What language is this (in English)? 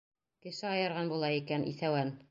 Bashkir